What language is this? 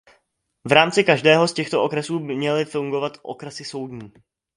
Czech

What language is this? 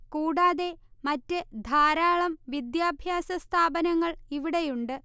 Malayalam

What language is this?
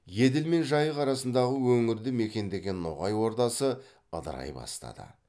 Kazakh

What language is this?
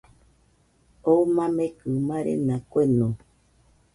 Nüpode Huitoto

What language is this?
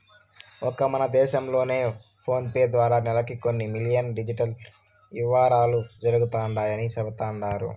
Telugu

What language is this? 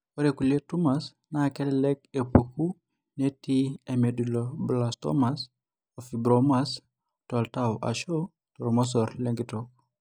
Masai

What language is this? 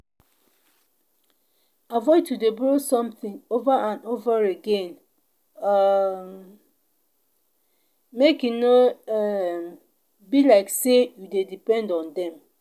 Nigerian Pidgin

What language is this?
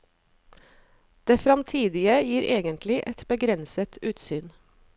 Norwegian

